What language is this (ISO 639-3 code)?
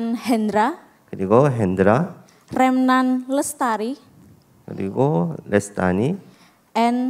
kor